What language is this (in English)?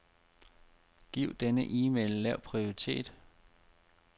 Danish